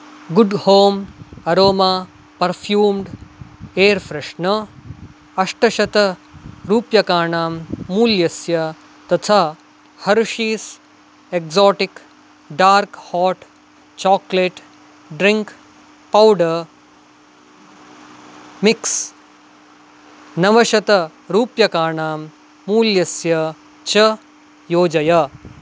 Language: Sanskrit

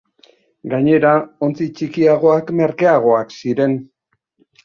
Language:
Basque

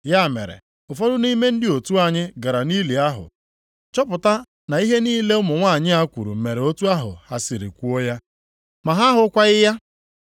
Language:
Igbo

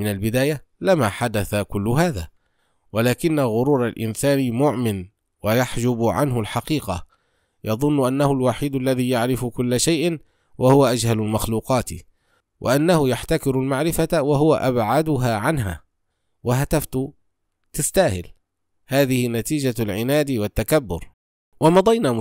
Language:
Arabic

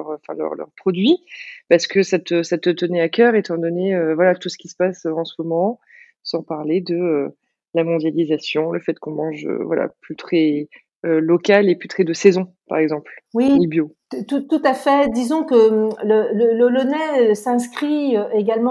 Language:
French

